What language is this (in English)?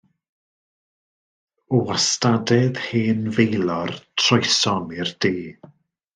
Welsh